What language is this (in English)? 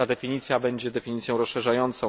Polish